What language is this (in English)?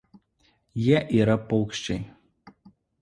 Lithuanian